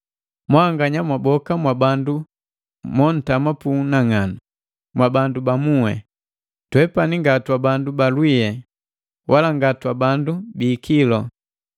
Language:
Matengo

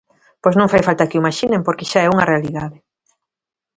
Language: Galician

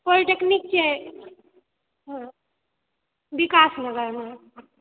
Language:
Maithili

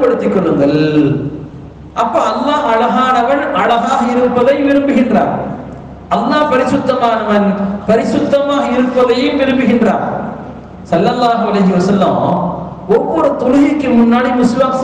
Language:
Indonesian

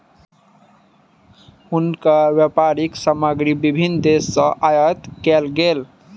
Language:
Maithili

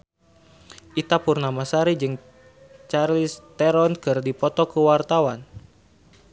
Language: Sundanese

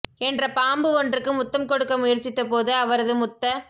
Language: Tamil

